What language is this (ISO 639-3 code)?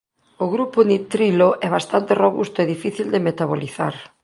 glg